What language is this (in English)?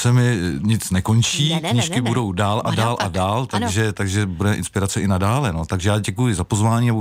Czech